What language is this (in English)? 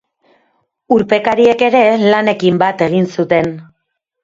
Basque